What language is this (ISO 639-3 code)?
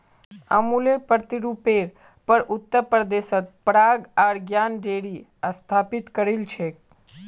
mag